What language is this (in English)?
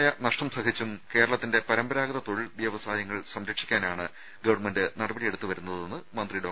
Malayalam